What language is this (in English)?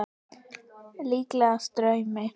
Icelandic